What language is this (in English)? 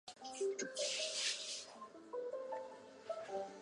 Chinese